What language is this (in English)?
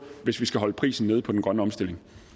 Danish